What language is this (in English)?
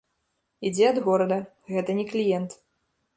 Belarusian